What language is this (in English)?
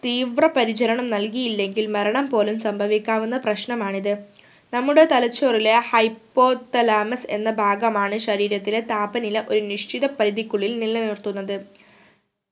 Malayalam